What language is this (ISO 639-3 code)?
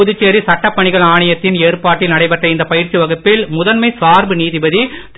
tam